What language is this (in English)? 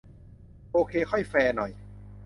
Thai